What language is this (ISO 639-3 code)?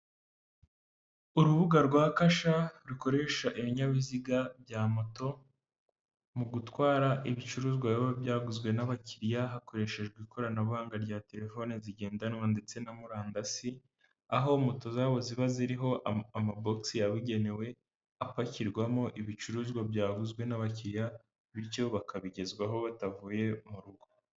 kin